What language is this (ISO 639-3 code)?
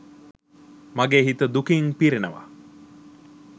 sin